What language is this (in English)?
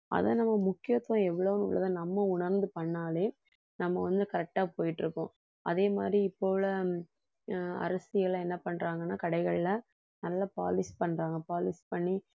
Tamil